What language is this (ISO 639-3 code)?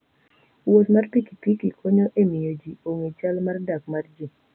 luo